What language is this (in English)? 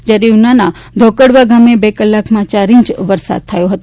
Gujarati